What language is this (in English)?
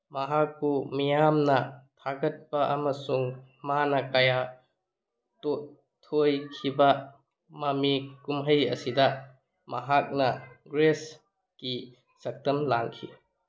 Manipuri